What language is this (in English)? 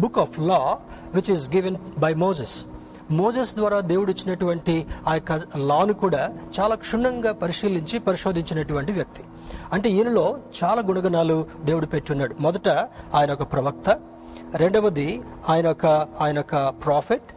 Telugu